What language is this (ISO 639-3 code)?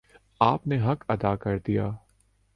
urd